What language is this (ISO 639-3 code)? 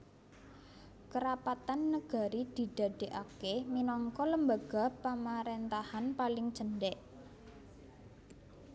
jav